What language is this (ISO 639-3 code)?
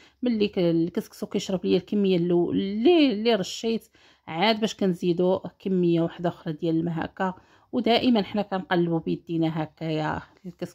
ara